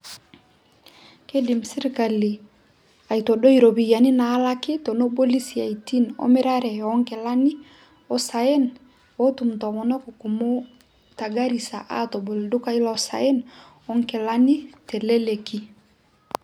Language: Masai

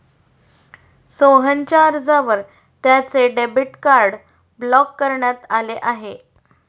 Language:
Marathi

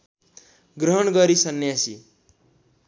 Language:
Nepali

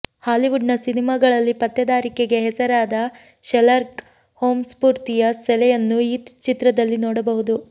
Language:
Kannada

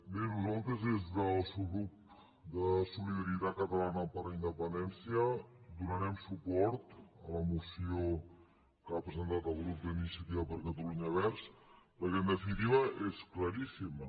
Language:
Catalan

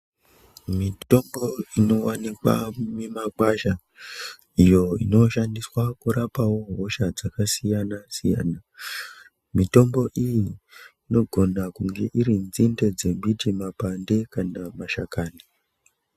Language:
Ndau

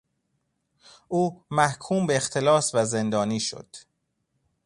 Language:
Persian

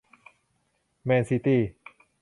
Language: Thai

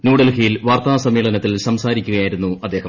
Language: Malayalam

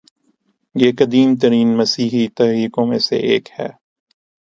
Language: Urdu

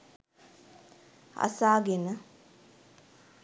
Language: Sinhala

